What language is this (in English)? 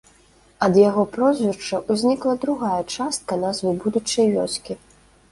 Belarusian